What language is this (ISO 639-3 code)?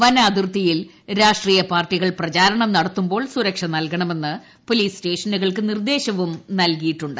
mal